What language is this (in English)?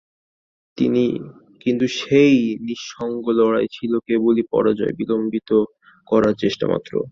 Bangla